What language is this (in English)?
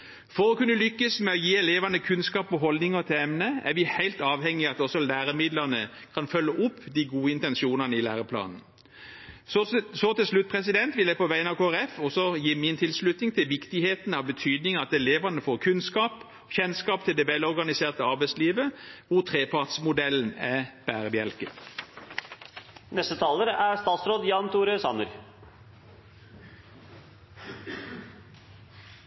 Norwegian Bokmål